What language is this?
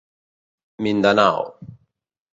Catalan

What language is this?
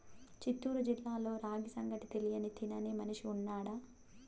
Telugu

